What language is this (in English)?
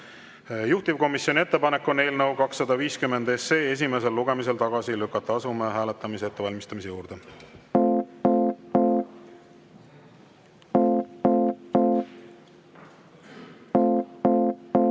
Estonian